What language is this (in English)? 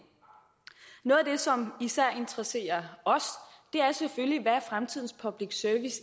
Danish